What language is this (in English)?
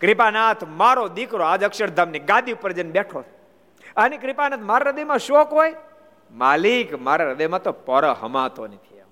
Gujarati